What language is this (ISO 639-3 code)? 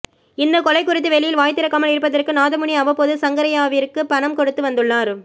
tam